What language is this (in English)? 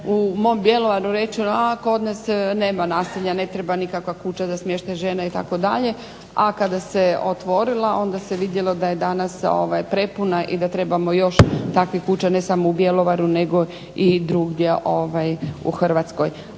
Croatian